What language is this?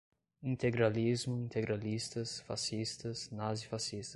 Portuguese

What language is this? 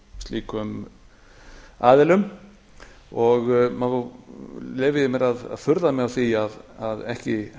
Icelandic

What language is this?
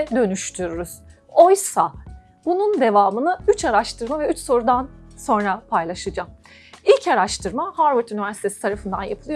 Turkish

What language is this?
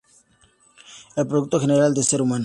Spanish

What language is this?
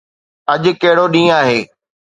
Sindhi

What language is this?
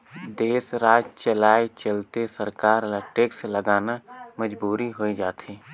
Chhattisgarhi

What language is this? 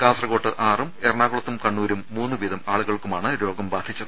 Malayalam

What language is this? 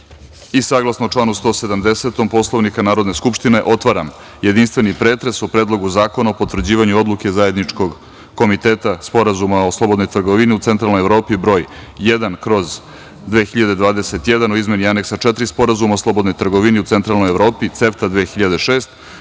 Serbian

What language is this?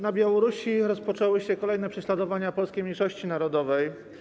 Polish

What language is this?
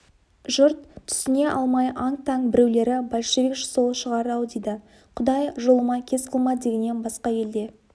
Kazakh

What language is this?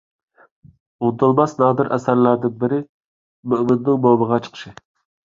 Uyghur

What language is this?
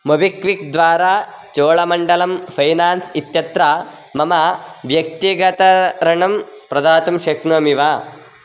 Sanskrit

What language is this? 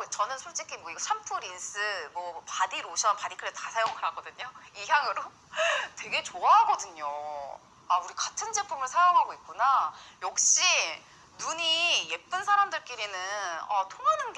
Korean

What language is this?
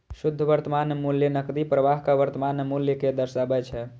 Maithili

